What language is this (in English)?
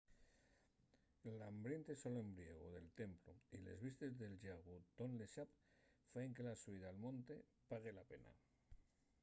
Asturian